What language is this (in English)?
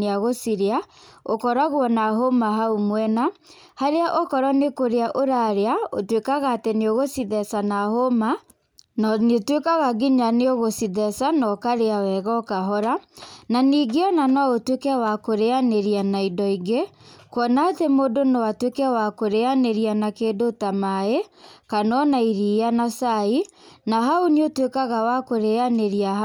Kikuyu